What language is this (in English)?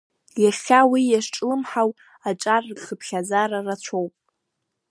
Abkhazian